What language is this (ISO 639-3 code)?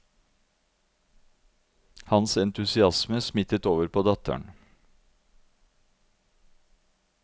nor